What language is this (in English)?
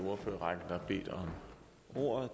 Danish